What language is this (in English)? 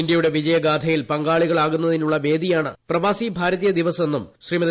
Malayalam